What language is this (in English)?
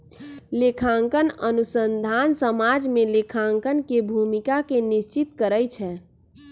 Magahi